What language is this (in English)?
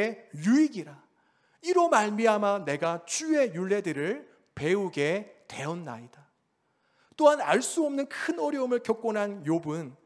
Korean